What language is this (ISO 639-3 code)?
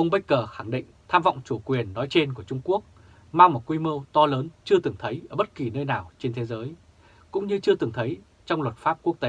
vie